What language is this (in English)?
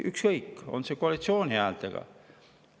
Estonian